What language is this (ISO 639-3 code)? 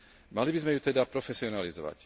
slk